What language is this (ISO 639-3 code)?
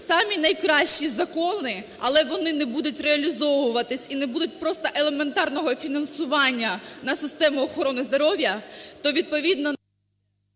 ukr